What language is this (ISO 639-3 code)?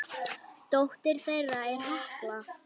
isl